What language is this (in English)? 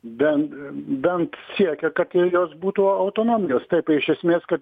Lithuanian